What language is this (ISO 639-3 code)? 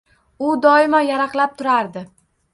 uzb